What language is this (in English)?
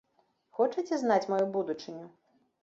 Belarusian